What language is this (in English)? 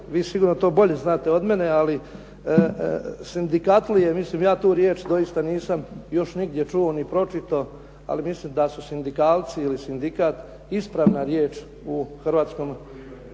Croatian